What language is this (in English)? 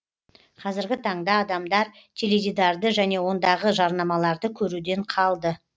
Kazakh